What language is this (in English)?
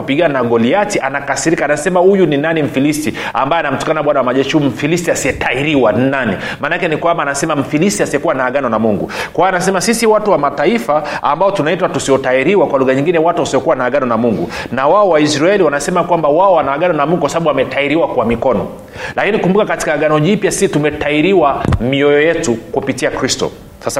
Swahili